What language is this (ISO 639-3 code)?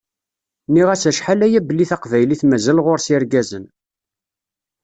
kab